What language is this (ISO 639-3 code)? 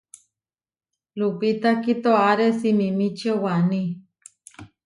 var